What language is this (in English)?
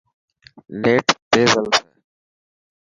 Dhatki